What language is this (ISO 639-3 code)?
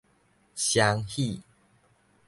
nan